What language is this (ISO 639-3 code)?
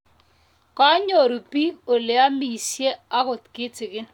kln